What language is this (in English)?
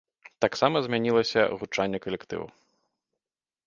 Belarusian